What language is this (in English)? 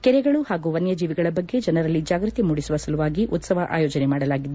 Kannada